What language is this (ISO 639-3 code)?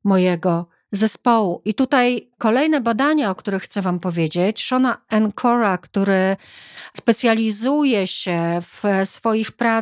pol